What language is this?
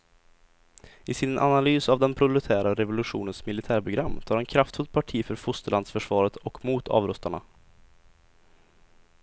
Swedish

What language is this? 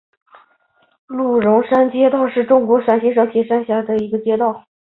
Chinese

